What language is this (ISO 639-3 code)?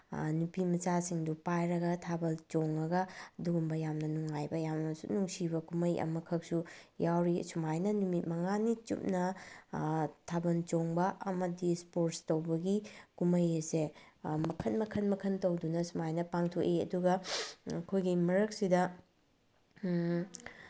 mni